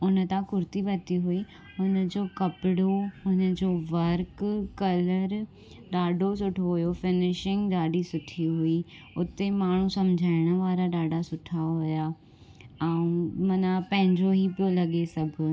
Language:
Sindhi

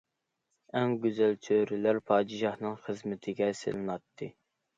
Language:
Uyghur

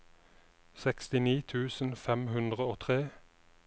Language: Norwegian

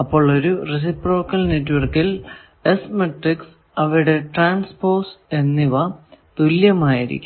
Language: Malayalam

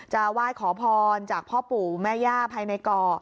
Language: Thai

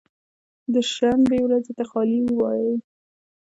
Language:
Pashto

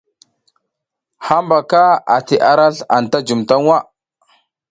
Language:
South Giziga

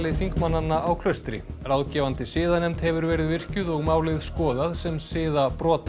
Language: Icelandic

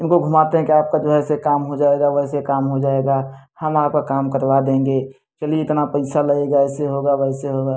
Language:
Hindi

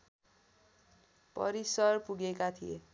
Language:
Nepali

